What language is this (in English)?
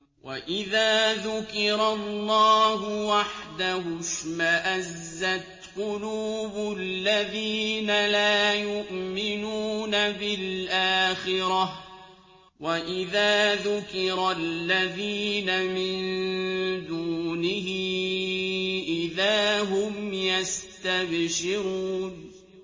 Arabic